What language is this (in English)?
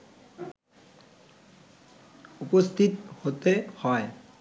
Bangla